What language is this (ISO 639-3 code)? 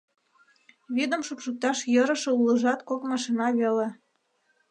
chm